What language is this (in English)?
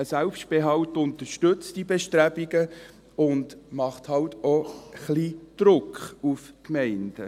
Swiss German